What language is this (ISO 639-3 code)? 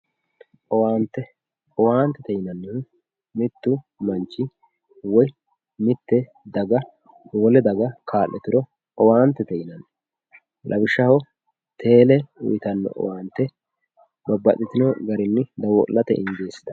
sid